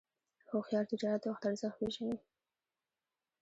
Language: Pashto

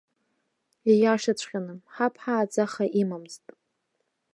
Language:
Abkhazian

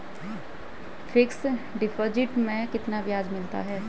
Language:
Hindi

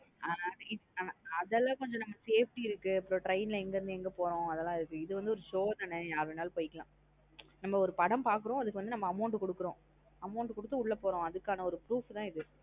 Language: Tamil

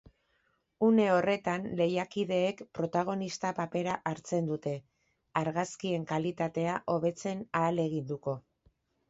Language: Basque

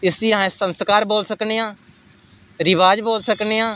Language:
Dogri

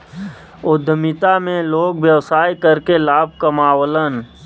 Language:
Bhojpuri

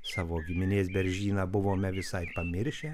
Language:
Lithuanian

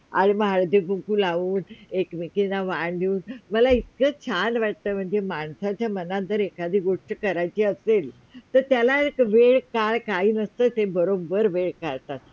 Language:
Marathi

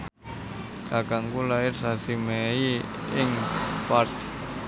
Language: Javanese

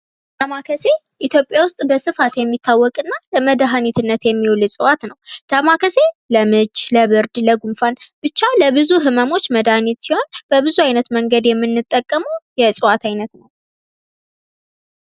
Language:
Amharic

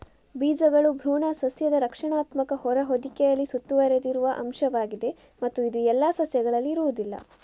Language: Kannada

